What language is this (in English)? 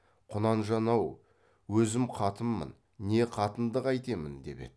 Kazakh